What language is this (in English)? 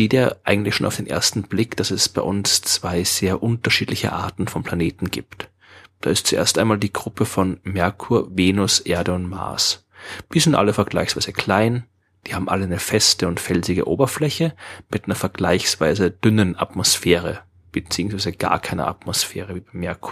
German